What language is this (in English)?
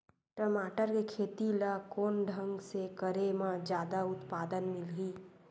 Chhattisgarhi